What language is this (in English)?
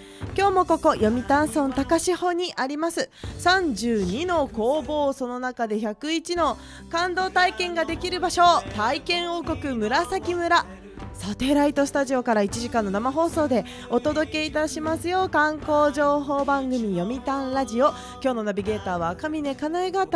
Japanese